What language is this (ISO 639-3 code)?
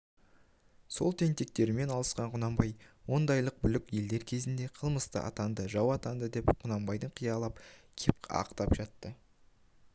kaz